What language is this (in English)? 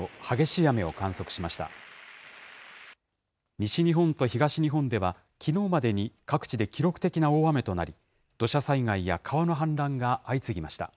Japanese